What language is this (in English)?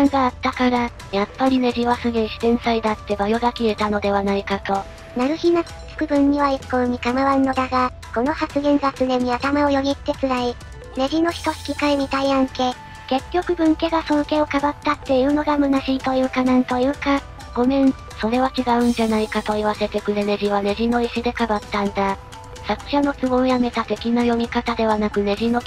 Japanese